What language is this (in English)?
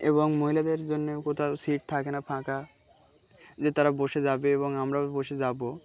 Bangla